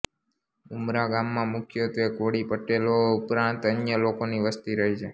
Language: Gujarati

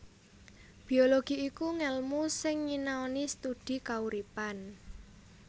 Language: Javanese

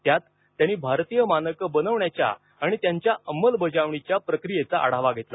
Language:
Marathi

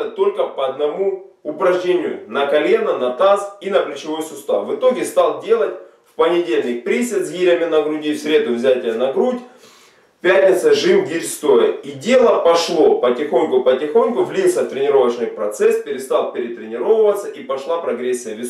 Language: Russian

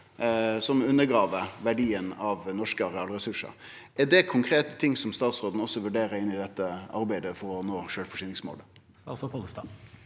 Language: Norwegian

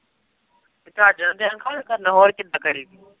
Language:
Punjabi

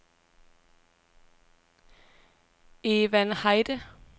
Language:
Danish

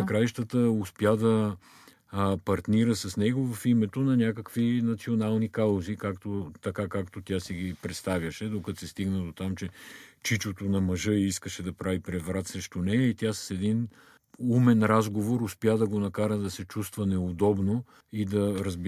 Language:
Bulgarian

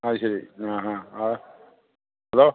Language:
Malayalam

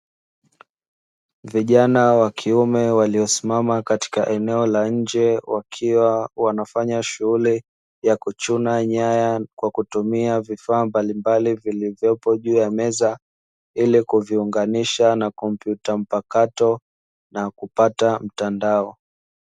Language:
Swahili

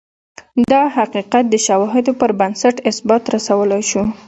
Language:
Pashto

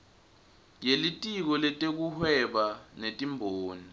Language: Swati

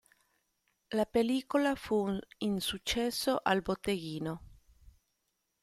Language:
Italian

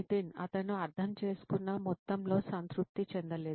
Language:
Telugu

